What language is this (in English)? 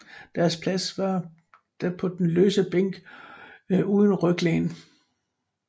Danish